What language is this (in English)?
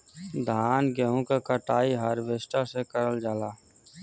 Bhojpuri